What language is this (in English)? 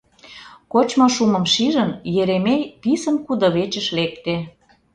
Mari